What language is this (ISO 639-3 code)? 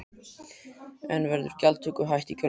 isl